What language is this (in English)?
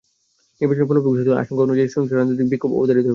Bangla